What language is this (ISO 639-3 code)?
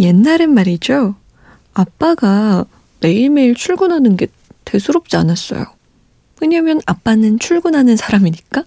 kor